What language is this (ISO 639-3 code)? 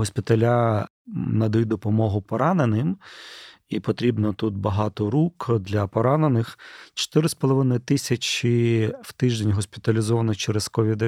ukr